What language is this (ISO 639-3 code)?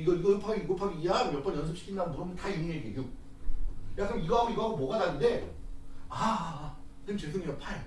kor